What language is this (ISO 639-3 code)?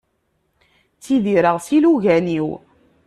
kab